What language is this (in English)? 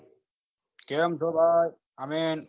Gujarati